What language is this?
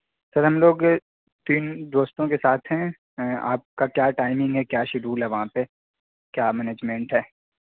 Urdu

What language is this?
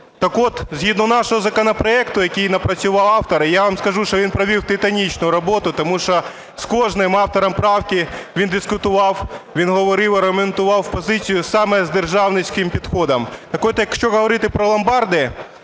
Ukrainian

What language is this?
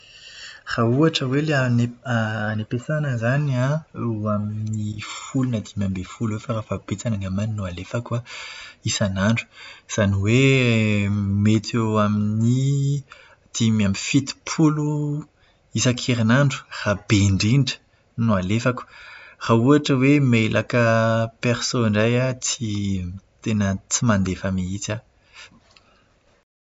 Malagasy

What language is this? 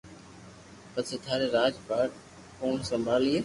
Loarki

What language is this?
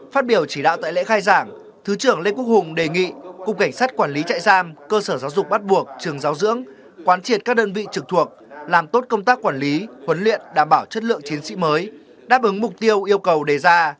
Vietnamese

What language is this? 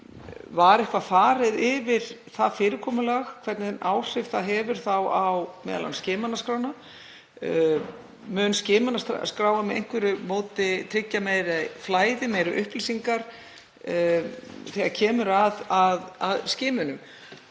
Icelandic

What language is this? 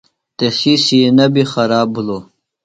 Phalura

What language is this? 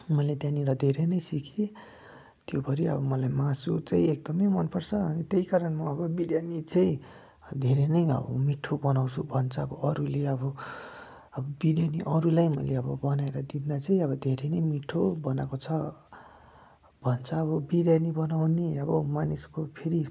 Nepali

